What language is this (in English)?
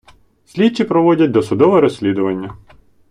Ukrainian